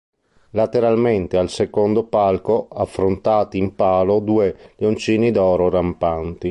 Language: Italian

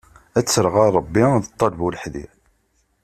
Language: Kabyle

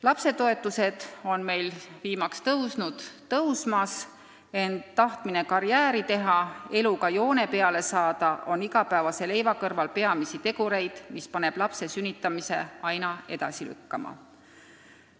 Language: Estonian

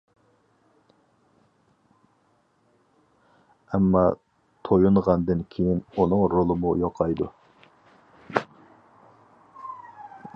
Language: Uyghur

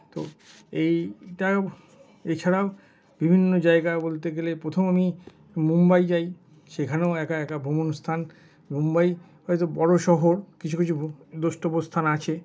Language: Bangla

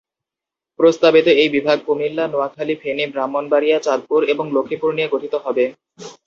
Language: Bangla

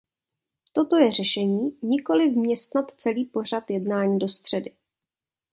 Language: Czech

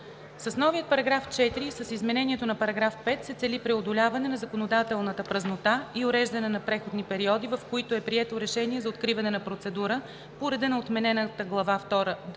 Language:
Bulgarian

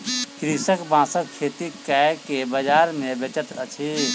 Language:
Maithili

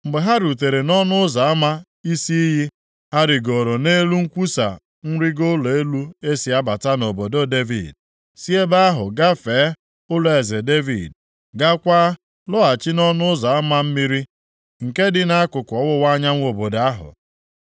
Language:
Igbo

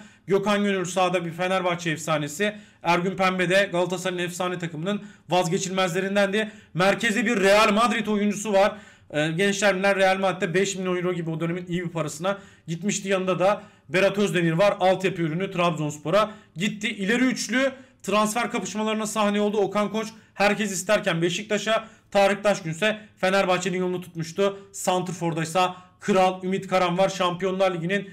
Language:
Turkish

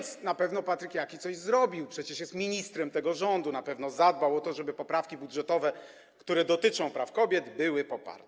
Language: Polish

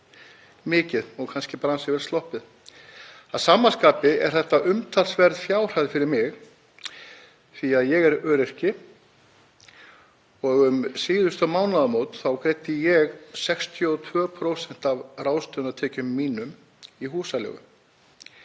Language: Icelandic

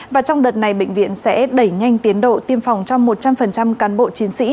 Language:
Vietnamese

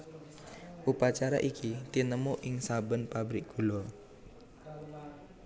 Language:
Javanese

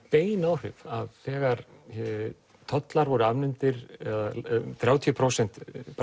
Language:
Icelandic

